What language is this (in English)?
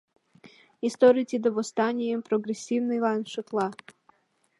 Mari